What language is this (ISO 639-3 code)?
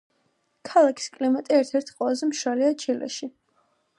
kat